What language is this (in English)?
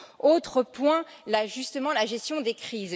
French